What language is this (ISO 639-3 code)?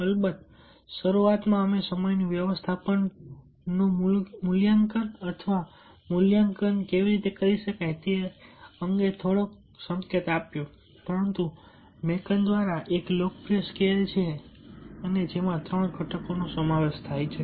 guj